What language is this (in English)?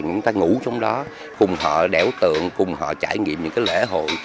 Vietnamese